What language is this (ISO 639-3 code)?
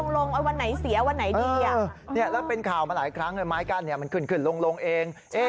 tha